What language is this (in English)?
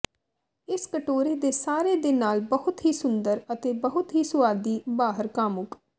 Punjabi